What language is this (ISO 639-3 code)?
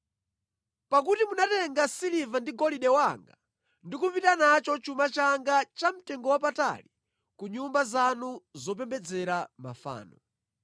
nya